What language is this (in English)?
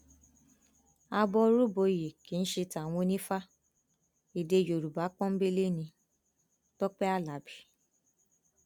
Yoruba